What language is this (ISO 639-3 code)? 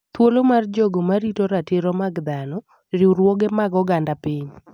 luo